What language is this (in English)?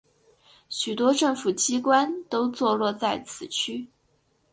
Chinese